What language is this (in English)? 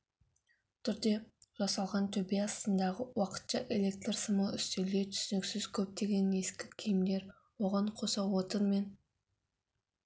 Kazakh